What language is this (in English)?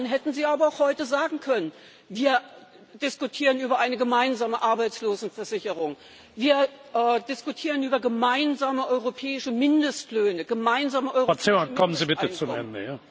German